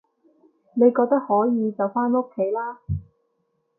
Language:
Cantonese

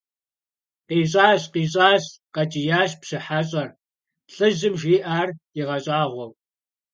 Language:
Kabardian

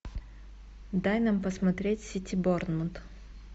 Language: Russian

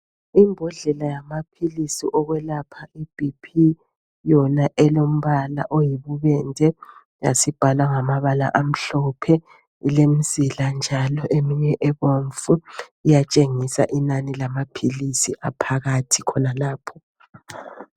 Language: North Ndebele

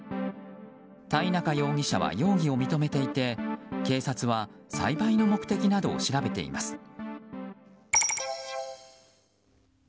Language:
Japanese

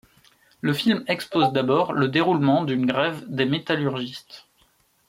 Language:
French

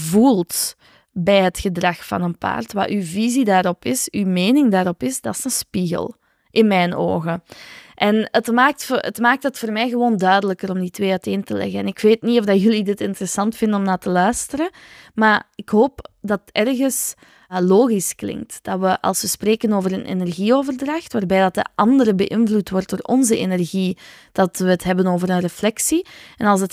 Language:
Dutch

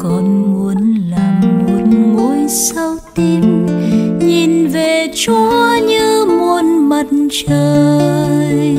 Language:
Vietnamese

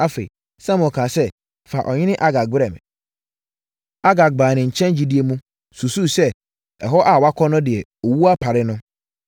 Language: Akan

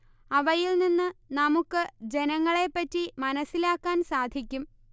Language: Malayalam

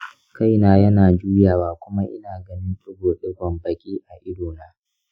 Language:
Hausa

